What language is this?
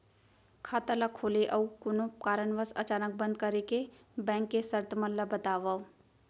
Chhattisgarhi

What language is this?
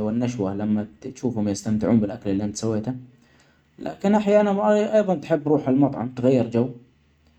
Omani Arabic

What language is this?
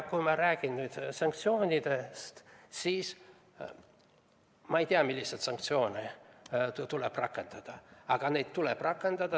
Estonian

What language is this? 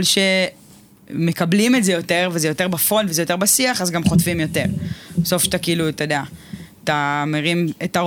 Hebrew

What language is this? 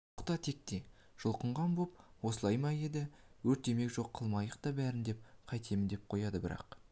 Kazakh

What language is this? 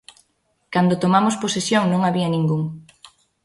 Galician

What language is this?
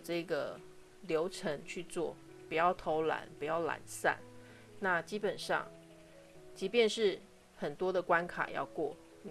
Chinese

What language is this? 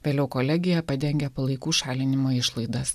Lithuanian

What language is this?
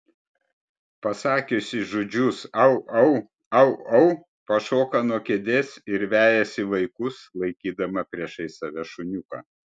Lithuanian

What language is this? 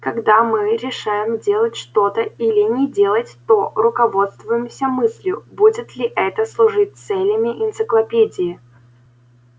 Russian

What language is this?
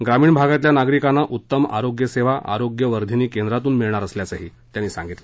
Marathi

